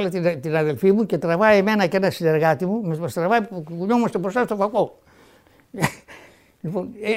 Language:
Greek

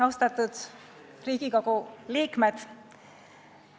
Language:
Estonian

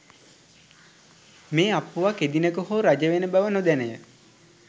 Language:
Sinhala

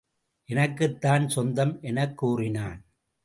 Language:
Tamil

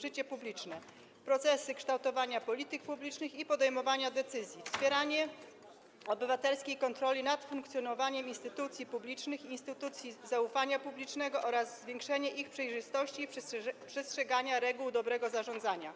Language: Polish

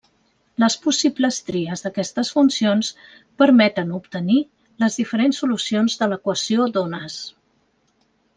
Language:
Catalan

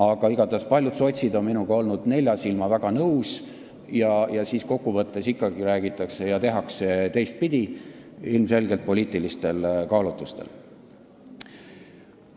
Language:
Estonian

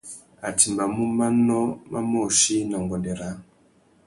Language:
Tuki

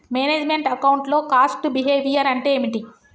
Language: Telugu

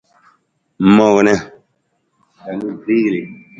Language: Nawdm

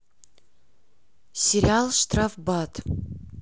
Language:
Russian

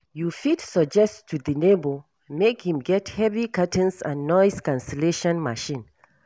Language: Nigerian Pidgin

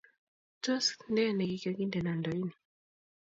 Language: Kalenjin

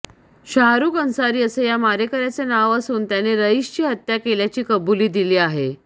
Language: Marathi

